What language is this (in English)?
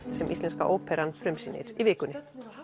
Icelandic